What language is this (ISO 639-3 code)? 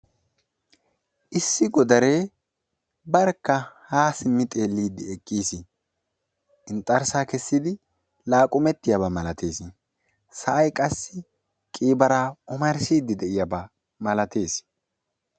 wal